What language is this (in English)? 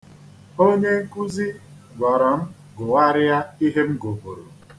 Igbo